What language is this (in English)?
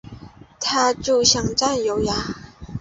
Chinese